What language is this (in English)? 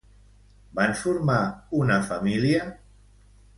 Catalan